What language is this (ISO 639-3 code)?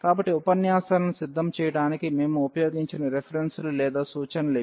tel